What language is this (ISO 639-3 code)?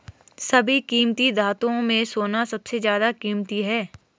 hin